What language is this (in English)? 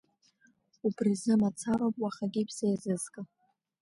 Abkhazian